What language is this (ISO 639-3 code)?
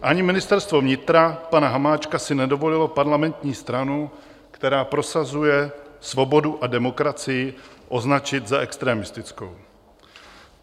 ces